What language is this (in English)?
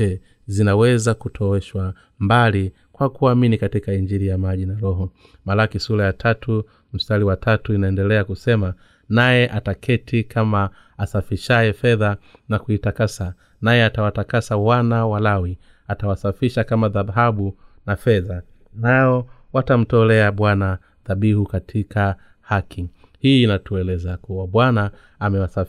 Swahili